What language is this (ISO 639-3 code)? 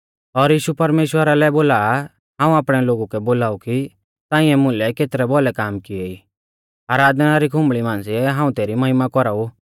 bfz